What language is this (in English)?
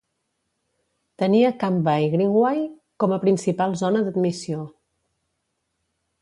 Catalan